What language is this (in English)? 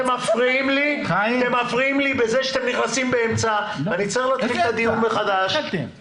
Hebrew